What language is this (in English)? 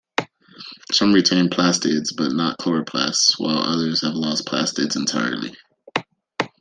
English